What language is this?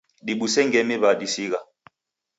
Taita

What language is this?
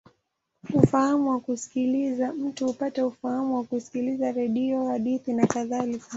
Swahili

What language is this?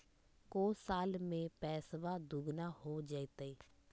Magahi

